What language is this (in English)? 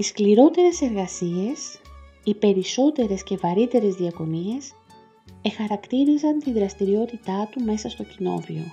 Greek